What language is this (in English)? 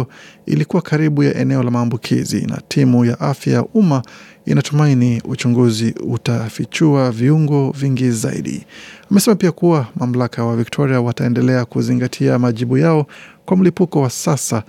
Swahili